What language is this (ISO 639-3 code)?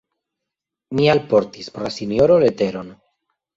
epo